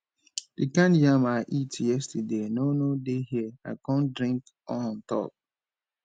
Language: Nigerian Pidgin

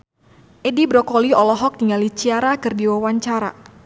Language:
Sundanese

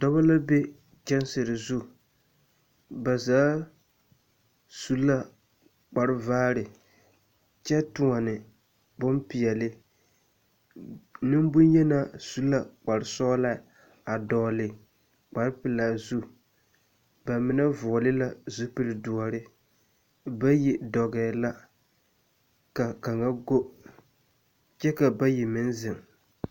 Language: Southern Dagaare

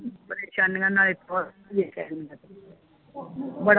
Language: Punjabi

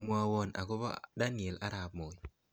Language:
Kalenjin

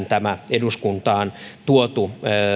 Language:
Finnish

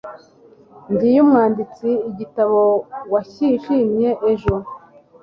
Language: Kinyarwanda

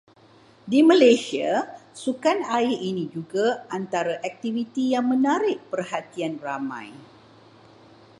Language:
Malay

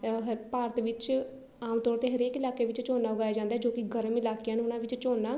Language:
Punjabi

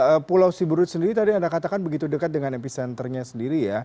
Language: Indonesian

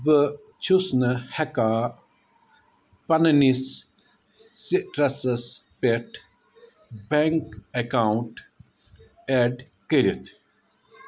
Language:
Kashmiri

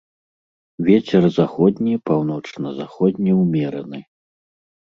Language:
Belarusian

